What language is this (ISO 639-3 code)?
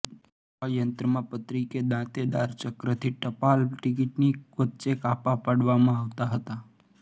guj